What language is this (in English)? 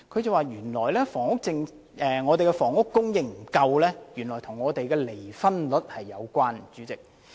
Cantonese